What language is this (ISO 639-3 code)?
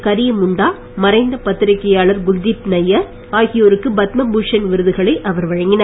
tam